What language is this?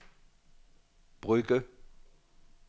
Danish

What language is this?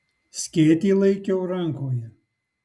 Lithuanian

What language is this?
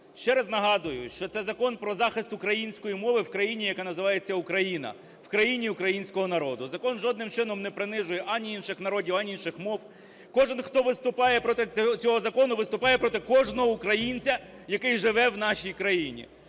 Ukrainian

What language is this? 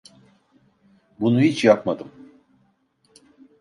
Turkish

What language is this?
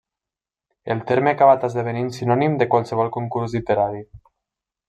Catalan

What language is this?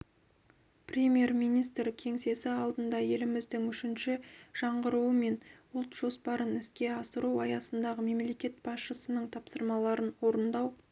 Kazakh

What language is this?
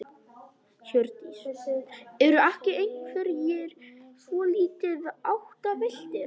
Icelandic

